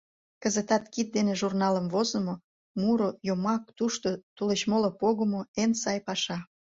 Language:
Mari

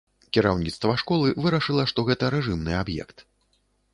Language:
Belarusian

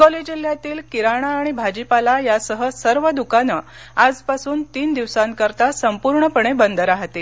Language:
Marathi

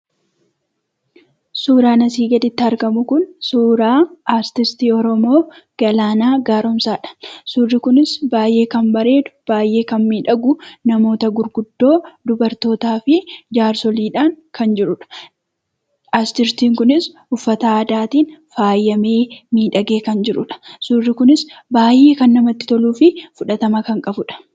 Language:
Oromo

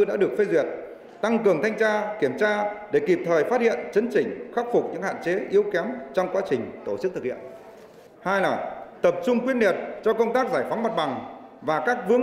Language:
Vietnamese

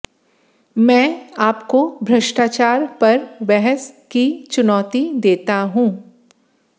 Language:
Hindi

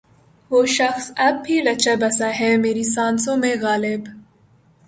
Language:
Urdu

